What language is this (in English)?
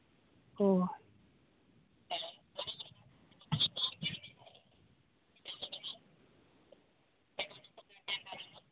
Santali